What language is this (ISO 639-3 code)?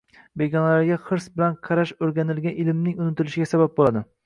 uzb